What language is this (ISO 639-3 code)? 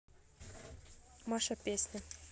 rus